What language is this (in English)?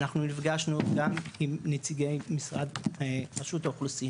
Hebrew